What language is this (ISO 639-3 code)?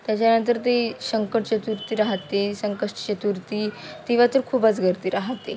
mar